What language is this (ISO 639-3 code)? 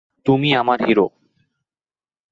ben